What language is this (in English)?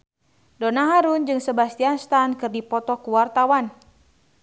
Sundanese